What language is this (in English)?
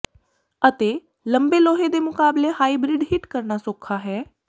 Punjabi